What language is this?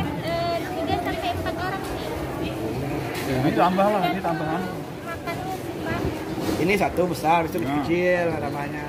Indonesian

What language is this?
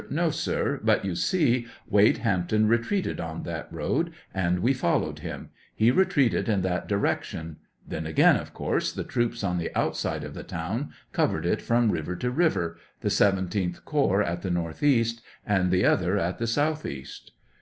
English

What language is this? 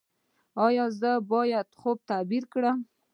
Pashto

